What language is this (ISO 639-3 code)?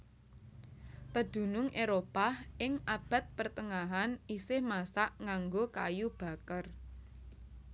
jav